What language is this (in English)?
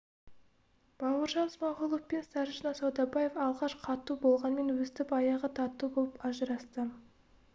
Kazakh